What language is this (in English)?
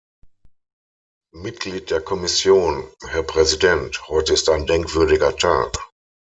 German